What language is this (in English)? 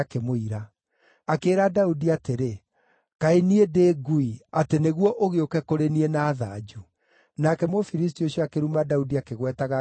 Kikuyu